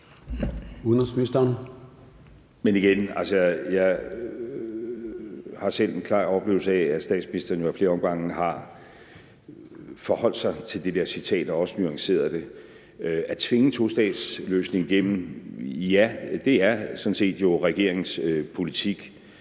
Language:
Danish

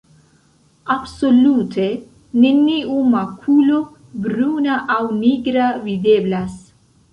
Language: Esperanto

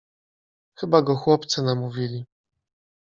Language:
Polish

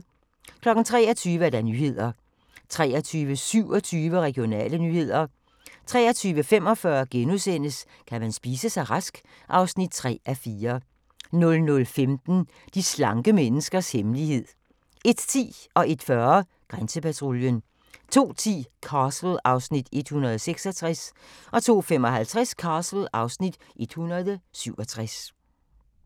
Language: Danish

